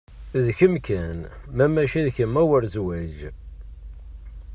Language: Kabyle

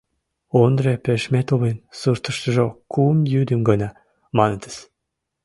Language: Mari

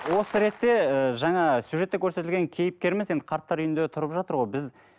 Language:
Kazakh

